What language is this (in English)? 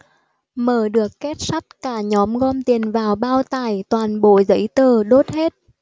Vietnamese